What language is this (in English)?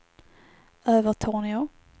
Swedish